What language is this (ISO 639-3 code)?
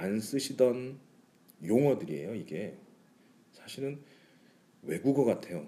kor